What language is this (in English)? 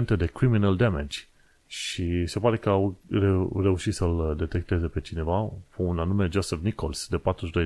Romanian